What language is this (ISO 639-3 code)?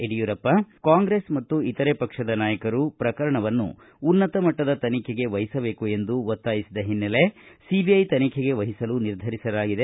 kan